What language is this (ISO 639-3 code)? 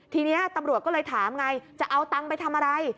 tha